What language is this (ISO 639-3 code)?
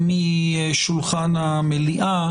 heb